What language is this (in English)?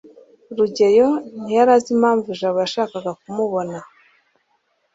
Kinyarwanda